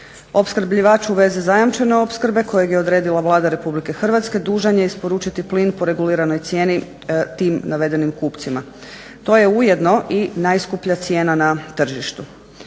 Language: Croatian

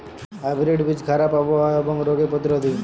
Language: Bangla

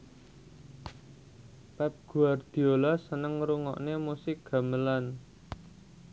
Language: Javanese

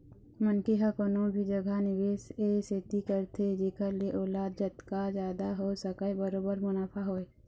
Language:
Chhattisgarhi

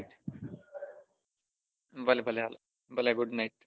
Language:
Gujarati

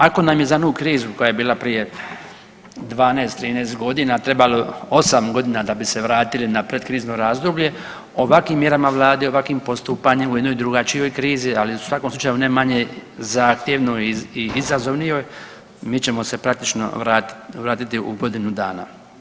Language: Croatian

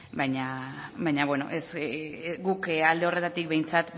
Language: Basque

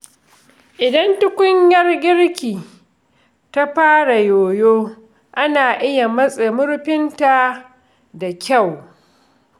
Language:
Hausa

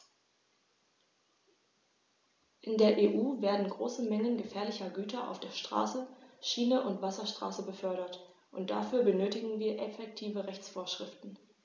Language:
German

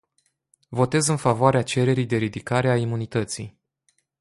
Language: Romanian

